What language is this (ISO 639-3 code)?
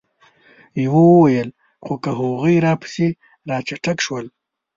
pus